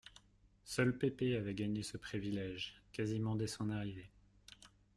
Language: French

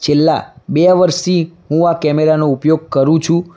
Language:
Gujarati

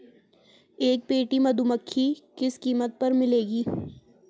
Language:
Hindi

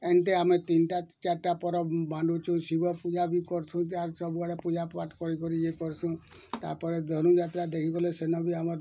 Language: Odia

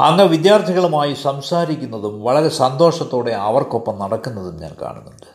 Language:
Malayalam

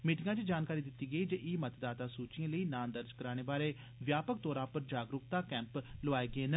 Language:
Dogri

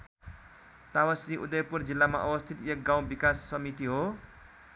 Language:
Nepali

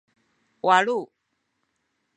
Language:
Sakizaya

